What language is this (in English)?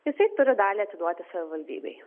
Lithuanian